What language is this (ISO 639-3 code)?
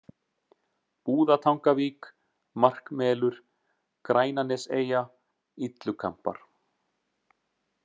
isl